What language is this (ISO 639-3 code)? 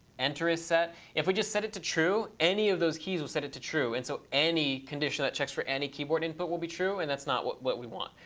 eng